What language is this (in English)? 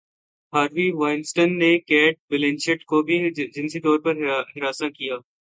Urdu